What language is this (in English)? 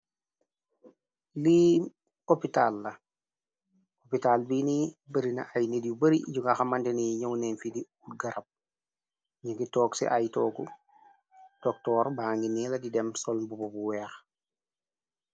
Wolof